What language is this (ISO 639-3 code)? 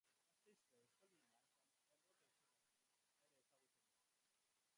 eus